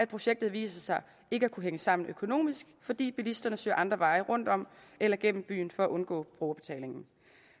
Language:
Danish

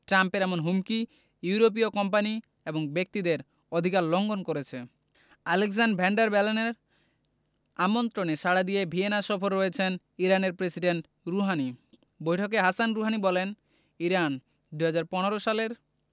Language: Bangla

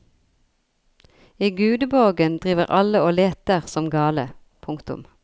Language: Norwegian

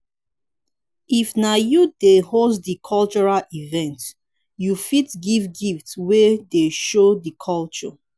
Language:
Nigerian Pidgin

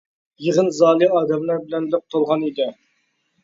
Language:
Uyghur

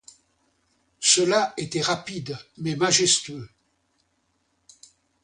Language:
French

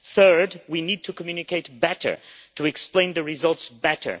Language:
English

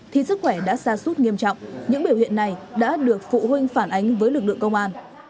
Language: Vietnamese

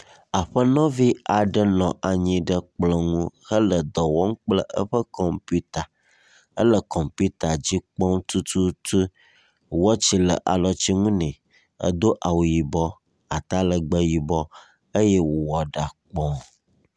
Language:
Ewe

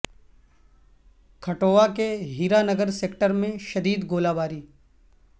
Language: Urdu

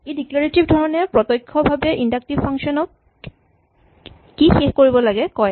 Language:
Assamese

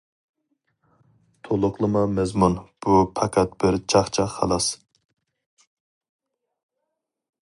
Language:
Uyghur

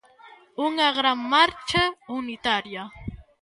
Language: Galician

